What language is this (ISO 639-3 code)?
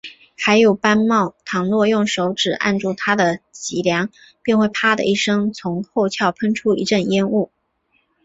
zho